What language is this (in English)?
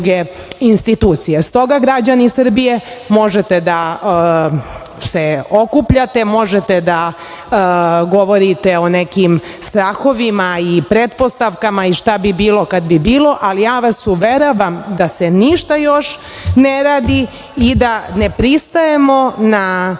Serbian